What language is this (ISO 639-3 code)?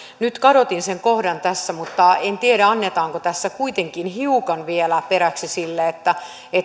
fin